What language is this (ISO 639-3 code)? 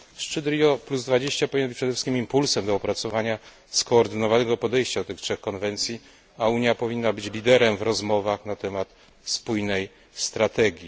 pol